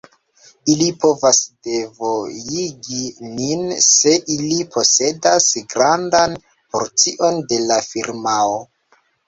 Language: Esperanto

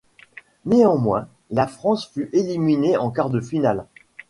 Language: French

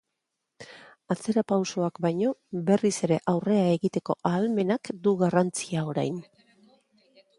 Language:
Basque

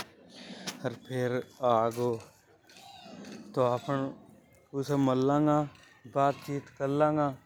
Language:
Hadothi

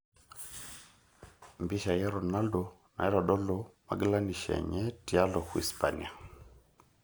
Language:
Masai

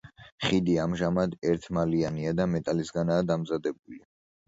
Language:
Georgian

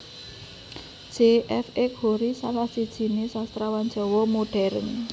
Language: Javanese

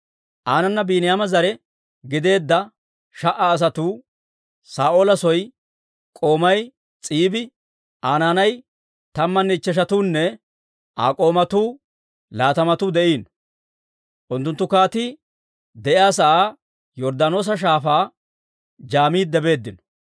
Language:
Dawro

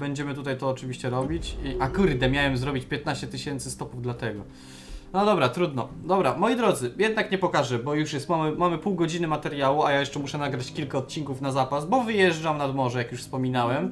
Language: Polish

